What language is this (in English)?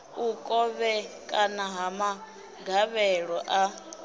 Venda